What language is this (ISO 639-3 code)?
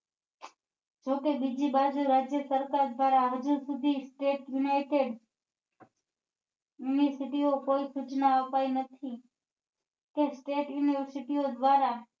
guj